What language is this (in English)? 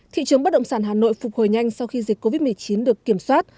Vietnamese